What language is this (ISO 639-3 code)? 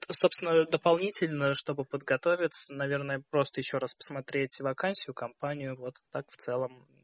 rus